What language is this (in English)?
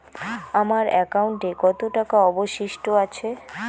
Bangla